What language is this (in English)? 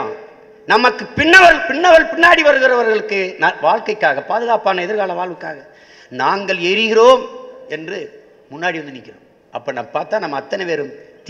Tamil